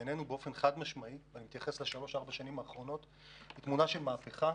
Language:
Hebrew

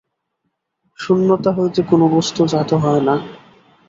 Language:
Bangla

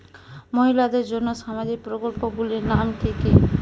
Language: Bangla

